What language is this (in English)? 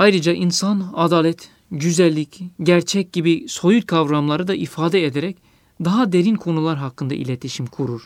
Turkish